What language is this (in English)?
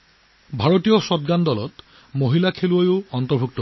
Assamese